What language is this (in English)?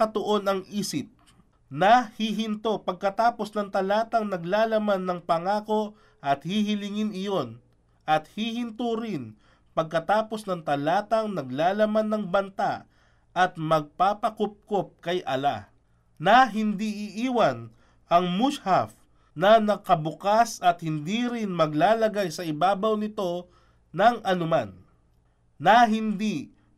Filipino